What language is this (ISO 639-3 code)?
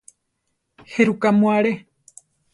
tar